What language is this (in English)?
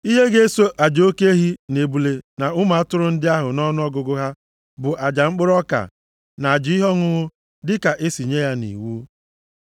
Igbo